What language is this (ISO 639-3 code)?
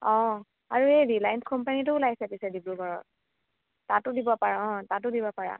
asm